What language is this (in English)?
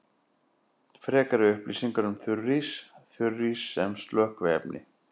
Icelandic